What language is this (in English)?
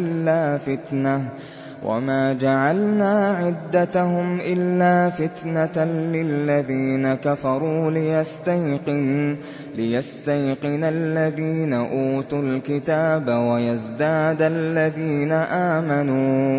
Arabic